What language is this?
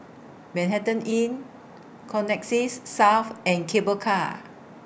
English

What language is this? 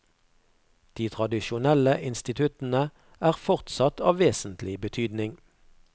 Norwegian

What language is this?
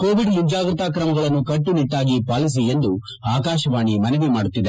Kannada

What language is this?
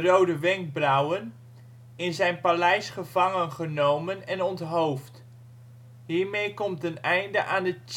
Dutch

